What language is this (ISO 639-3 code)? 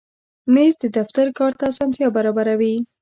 pus